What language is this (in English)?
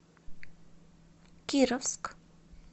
Russian